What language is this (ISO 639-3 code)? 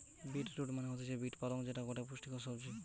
ben